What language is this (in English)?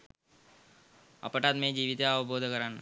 Sinhala